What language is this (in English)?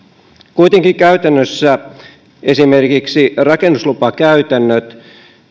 Finnish